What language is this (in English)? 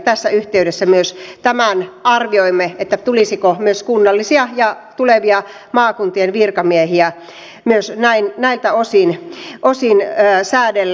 Finnish